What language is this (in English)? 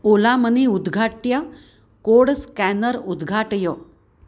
Sanskrit